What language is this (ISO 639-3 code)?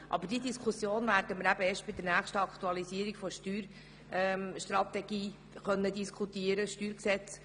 gsw